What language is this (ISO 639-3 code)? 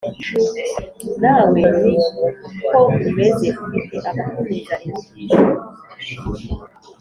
kin